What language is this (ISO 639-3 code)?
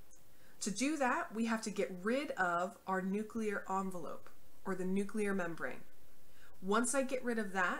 eng